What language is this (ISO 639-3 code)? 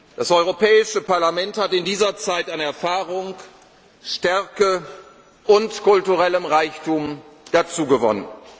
deu